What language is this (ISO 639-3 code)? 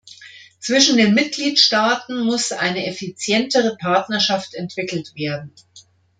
deu